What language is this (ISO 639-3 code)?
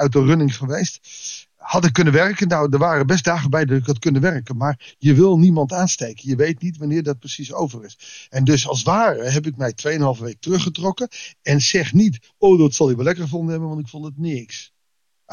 nld